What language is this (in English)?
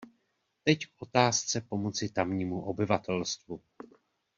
Czech